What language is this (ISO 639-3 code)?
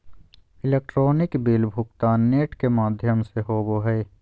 mag